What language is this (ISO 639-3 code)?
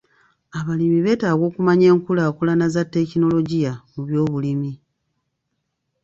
lug